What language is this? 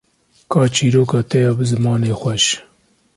Kurdish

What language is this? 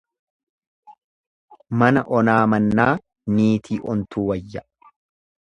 Oromo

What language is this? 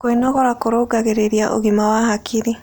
Kikuyu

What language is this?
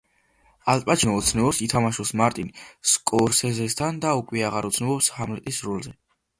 Georgian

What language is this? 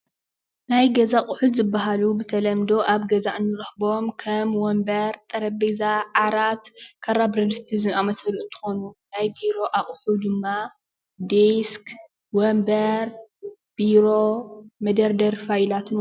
Tigrinya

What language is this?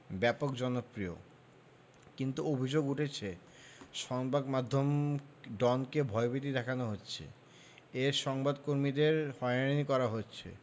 Bangla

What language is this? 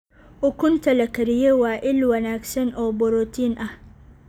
Somali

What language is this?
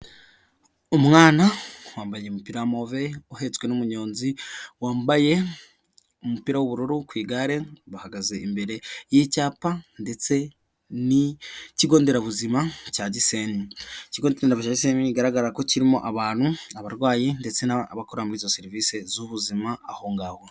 Kinyarwanda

